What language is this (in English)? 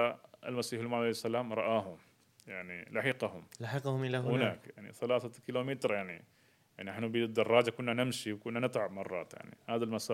Arabic